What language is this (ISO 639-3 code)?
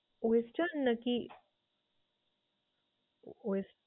ben